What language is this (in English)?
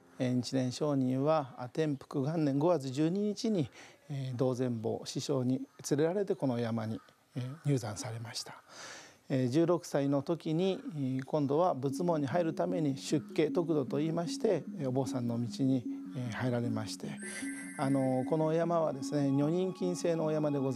Japanese